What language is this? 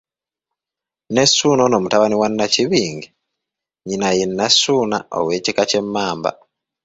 Ganda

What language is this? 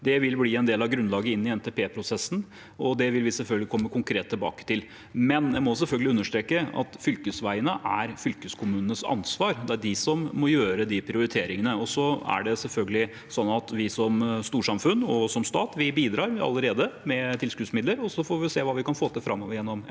Norwegian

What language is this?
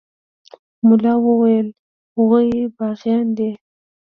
Pashto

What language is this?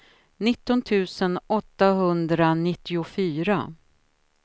Swedish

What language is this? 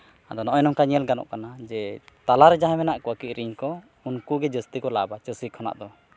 Santali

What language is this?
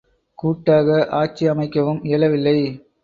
Tamil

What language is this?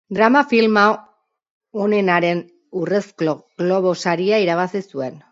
Basque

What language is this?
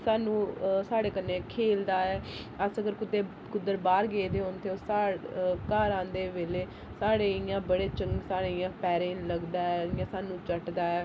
Dogri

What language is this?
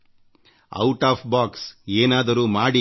Kannada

